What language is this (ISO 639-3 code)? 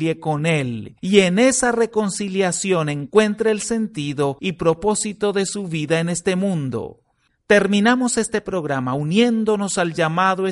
spa